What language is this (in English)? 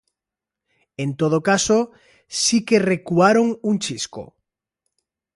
Galician